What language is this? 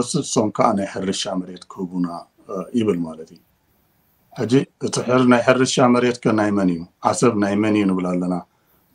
Arabic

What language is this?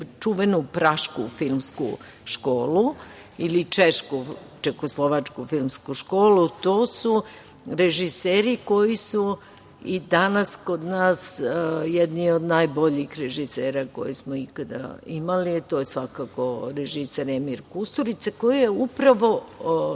Serbian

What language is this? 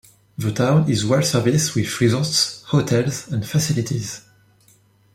English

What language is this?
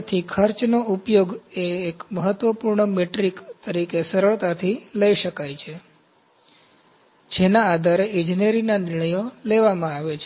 Gujarati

